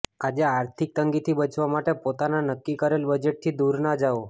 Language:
Gujarati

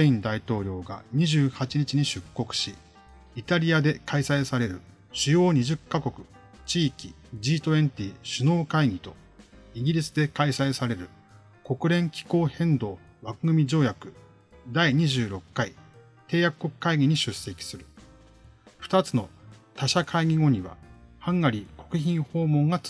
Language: Japanese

